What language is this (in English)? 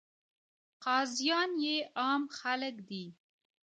Pashto